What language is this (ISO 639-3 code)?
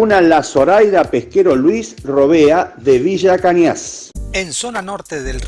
spa